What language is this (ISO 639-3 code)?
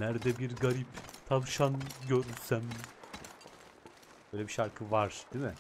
tur